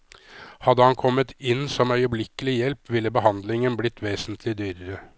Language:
Norwegian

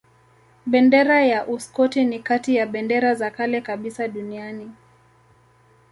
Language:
Swahili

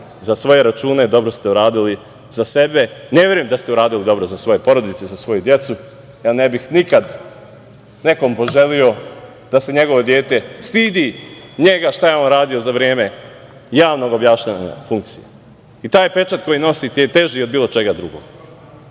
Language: Serbian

